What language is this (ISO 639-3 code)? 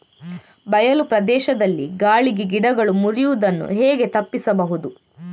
kan